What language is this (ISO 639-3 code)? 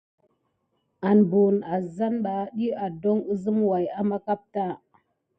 gid